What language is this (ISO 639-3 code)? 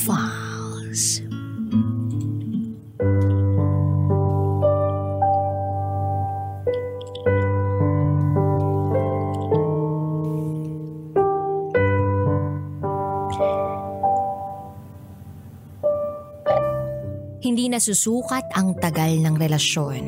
fil